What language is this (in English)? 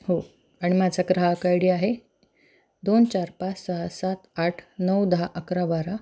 Marathi